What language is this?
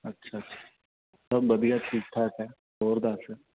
Punjabi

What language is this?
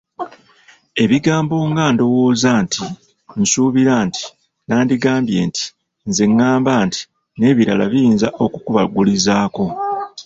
Ganda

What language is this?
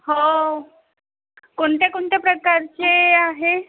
Marathi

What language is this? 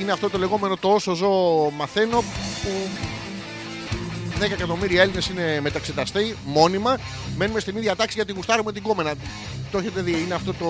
Greek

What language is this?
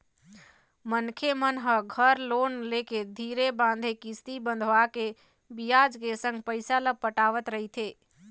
Chhattisgarhi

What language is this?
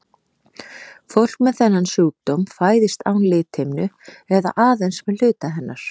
Icelandic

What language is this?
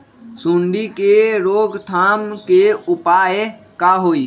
Magahi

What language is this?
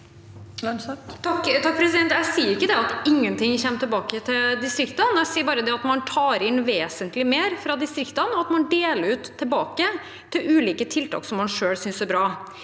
Norwegian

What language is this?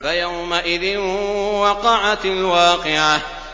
Arabic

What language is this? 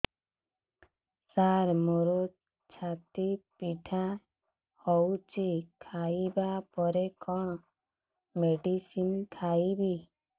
Odia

